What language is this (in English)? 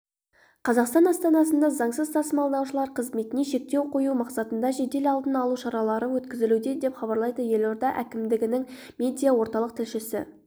Kazakh